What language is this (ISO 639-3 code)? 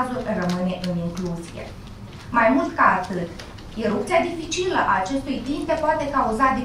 ron